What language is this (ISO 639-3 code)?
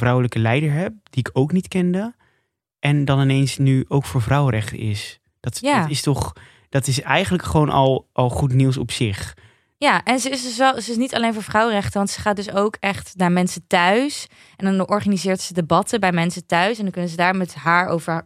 nld